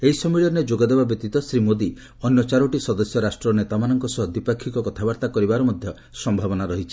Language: Odia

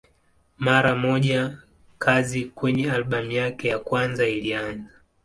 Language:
Swahili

